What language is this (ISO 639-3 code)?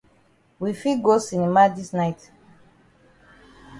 wes